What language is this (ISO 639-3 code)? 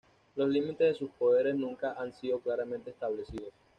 spa